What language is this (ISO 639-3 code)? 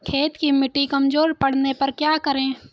hin